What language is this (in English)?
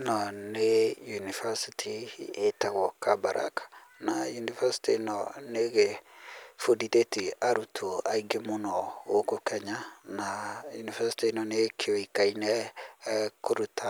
Kikuyu